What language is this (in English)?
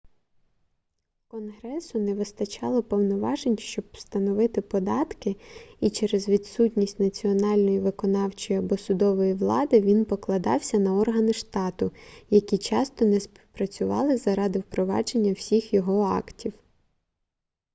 Ukrainian